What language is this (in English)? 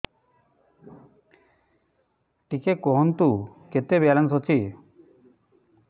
Odia